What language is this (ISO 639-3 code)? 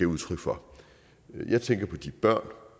dan